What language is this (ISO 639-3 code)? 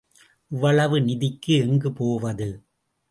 tam